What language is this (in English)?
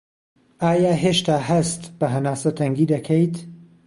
Central Kurdish